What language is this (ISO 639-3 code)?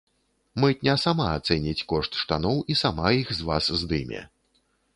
bel